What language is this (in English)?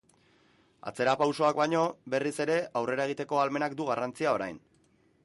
Basque